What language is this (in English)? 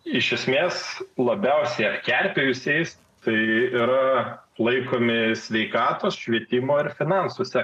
Lithuanian